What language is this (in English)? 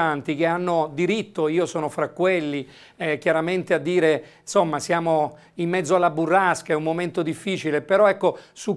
Italian